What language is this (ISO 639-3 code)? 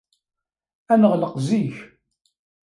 kab